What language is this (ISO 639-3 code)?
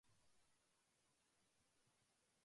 jpn